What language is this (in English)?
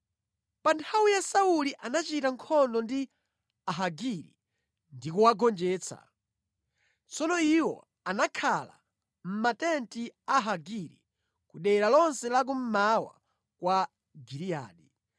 Nyanja